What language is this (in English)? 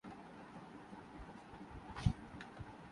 Urdu